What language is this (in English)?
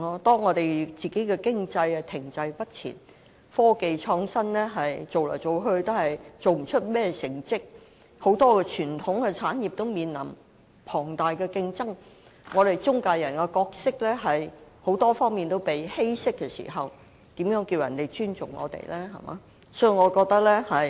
Cantonese